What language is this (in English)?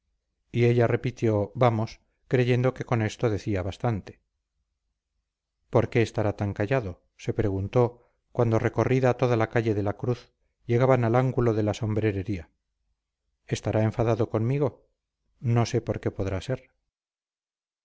Spanish